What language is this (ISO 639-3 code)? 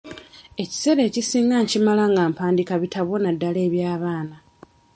lug